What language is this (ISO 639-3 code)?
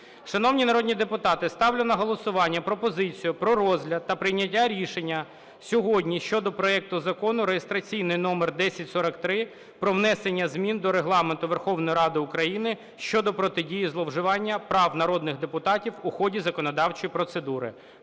ukr